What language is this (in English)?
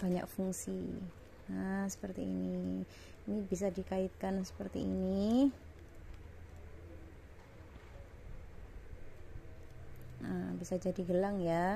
Indonesian